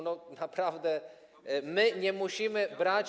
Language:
Polish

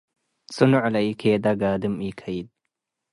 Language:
Tigre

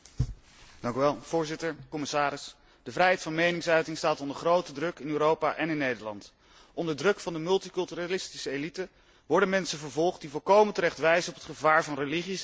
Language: Dutch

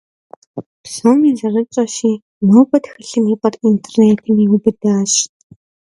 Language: Kabardian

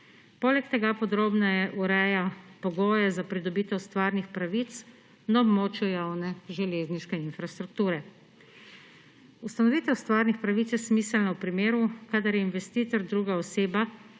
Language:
Slovenian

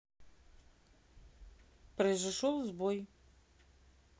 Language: Russian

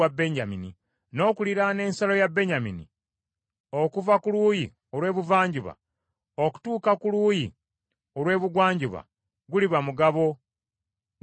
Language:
Ganda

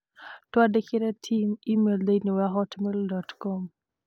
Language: Kikuyu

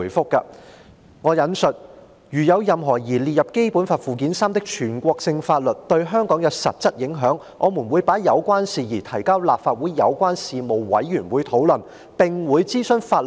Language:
Cantonese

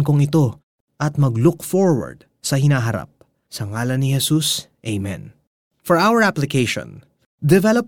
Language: Filipino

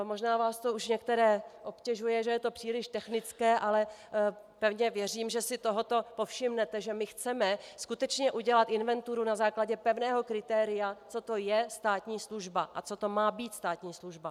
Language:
Czech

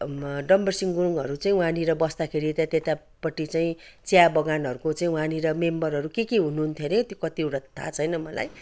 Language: Nepali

